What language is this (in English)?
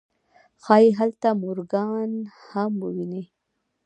Pashto